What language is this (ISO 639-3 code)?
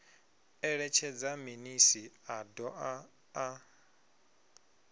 ven